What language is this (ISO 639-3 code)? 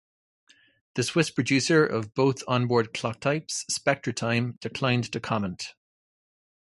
eng